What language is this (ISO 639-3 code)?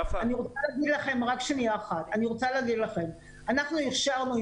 heb